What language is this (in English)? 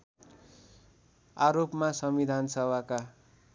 Nepali